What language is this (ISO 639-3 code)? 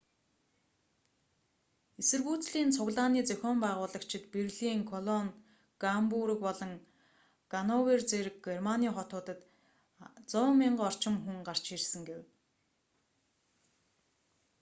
mon